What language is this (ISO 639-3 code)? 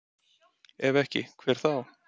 isl